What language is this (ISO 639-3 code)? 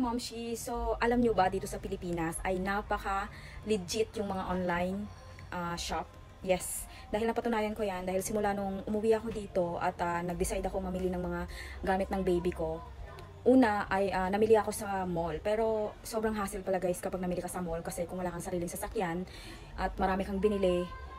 fil